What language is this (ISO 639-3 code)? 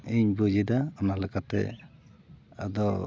sat